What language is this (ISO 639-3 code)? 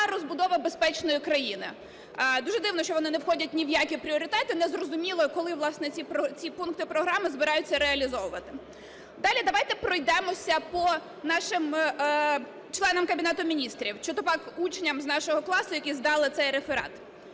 ukr